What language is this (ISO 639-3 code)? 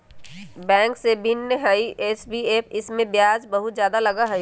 mag